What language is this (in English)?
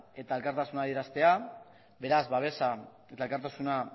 Basque